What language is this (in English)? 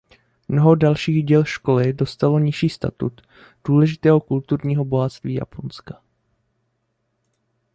Czech